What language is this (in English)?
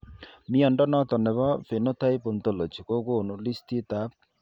Kalenjin